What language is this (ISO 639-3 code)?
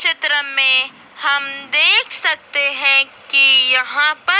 hin